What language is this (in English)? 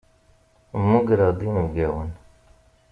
Kabyle